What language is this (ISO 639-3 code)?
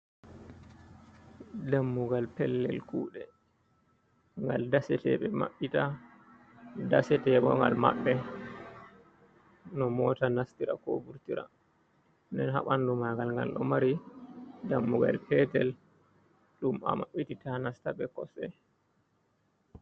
ful